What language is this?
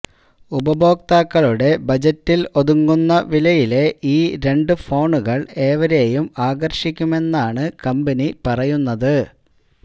Malayalam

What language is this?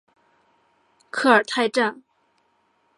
Chinese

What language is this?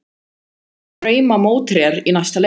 Icelandic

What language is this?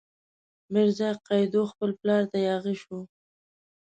Pashto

